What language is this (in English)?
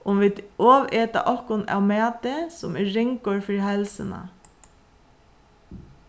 Faroese